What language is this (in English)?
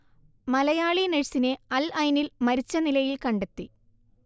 Malayalam